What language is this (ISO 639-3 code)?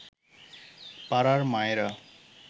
ben